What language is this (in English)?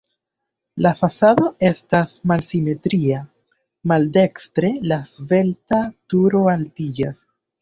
Esperanto